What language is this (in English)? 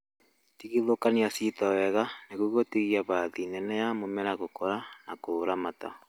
Kikuyu